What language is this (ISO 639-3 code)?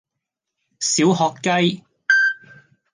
yue